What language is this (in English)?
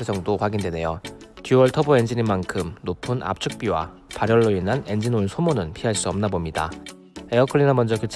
Korean